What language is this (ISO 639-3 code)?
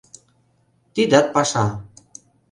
chm